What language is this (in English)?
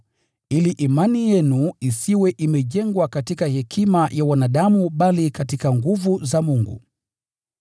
Swahili